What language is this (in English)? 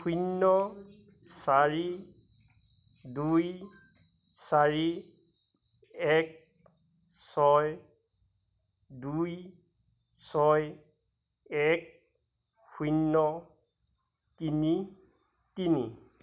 Assamese